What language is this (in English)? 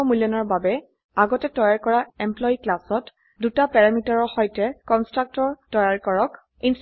Assamese